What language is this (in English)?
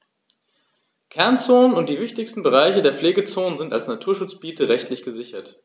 German